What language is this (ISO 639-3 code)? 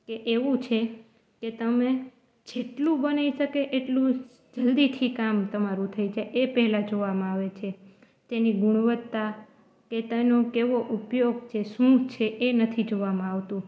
guj